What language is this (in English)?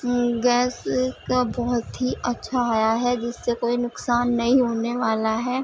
Urdu